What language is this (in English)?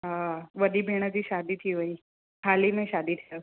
Sindhi